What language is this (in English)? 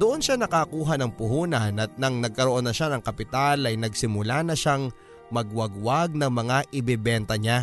Filipino